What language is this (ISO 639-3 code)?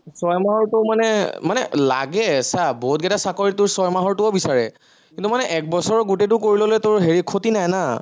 asm